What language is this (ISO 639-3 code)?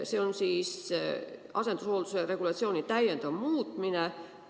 est